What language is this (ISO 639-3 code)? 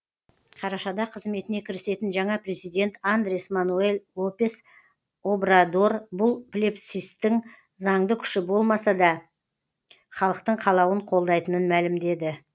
kaz